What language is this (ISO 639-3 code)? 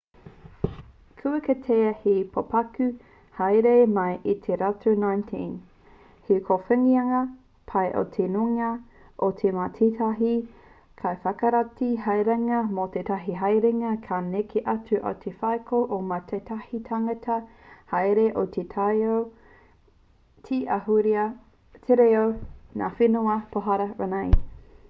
mri